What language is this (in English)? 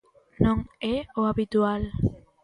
Galician